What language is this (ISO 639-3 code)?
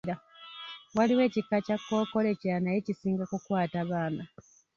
lug